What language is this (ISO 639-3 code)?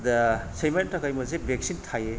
brx